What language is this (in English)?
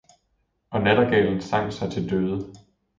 Danish